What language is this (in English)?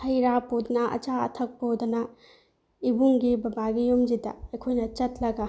Manipuri